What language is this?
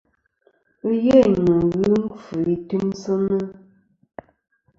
Kom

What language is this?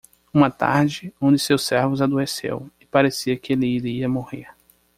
Portuguese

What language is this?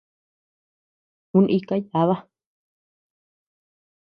Tepeuxila Cuicatec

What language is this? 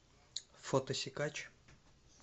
Russian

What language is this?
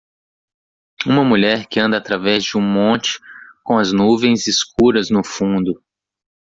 Portuguese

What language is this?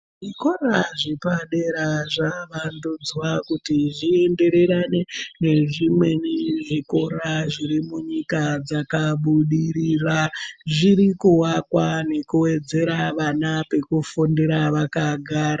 Ndau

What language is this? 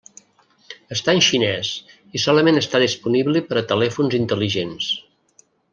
Catalan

